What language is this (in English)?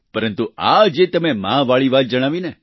Gujarati